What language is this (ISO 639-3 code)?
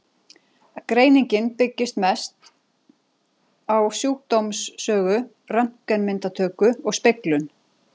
isl